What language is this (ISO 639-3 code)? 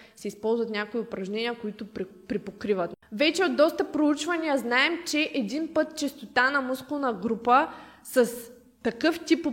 bul